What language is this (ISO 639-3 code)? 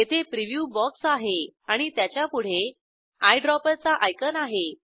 mar